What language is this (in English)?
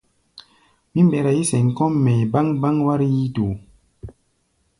Gbaya